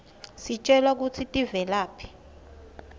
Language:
Swati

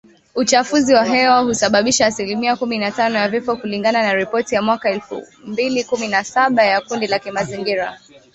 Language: Swahili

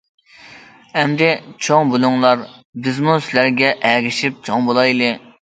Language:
Uyghur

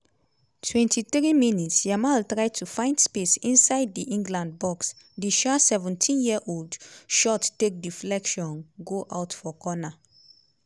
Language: Nigerian Pidgin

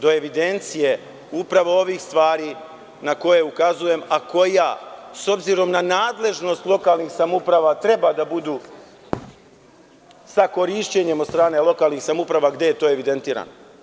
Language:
Serbian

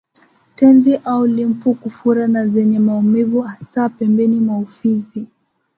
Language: Swahili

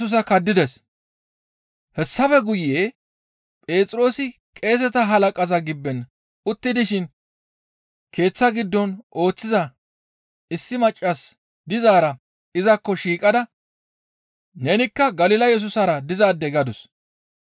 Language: Gamo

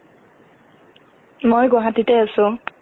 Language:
Assamese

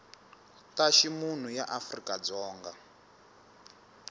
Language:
Tsonga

